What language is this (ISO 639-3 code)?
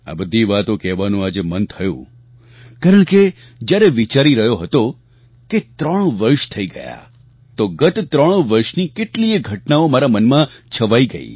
guj